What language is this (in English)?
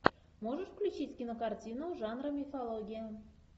Russian